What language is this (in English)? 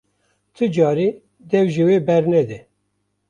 Kurdish